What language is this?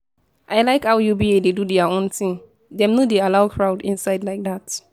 Nigerian Pidgin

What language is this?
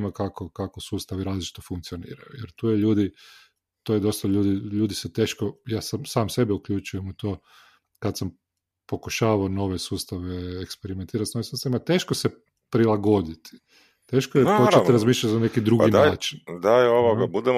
Croatian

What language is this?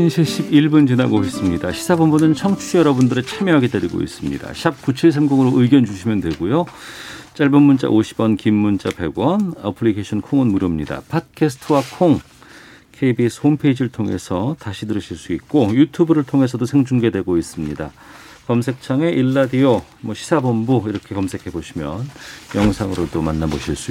Korean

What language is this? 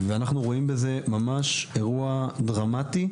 Hebrew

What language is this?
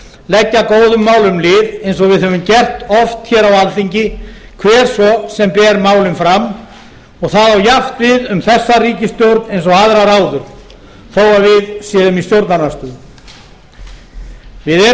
Icelandic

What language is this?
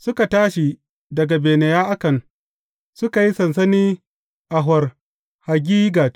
Hausa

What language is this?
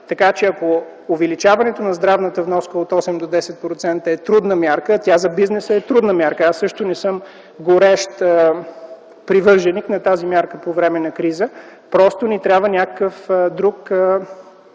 Bulgarian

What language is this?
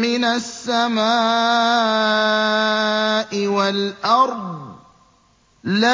Arabic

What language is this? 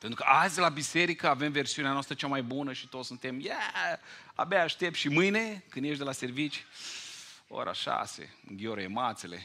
Romanian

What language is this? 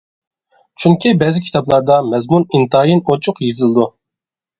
Uyghur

